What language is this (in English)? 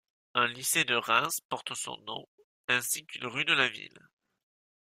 French